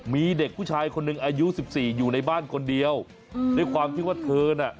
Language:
Thai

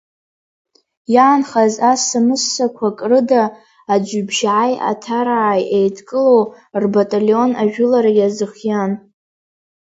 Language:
Abkhazian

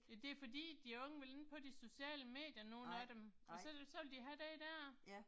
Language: Danish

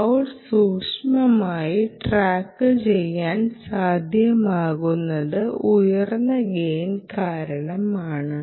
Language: Malayalam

